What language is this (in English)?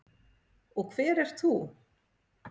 Icelandic